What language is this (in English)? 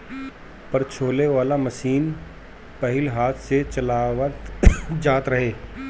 Bhojpuri